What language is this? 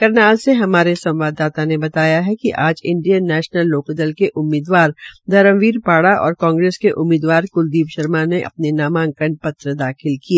Hindi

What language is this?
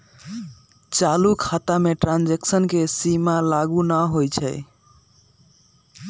Magahi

